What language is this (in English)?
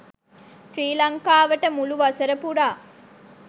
Sinhala